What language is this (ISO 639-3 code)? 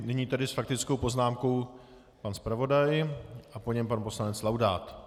ces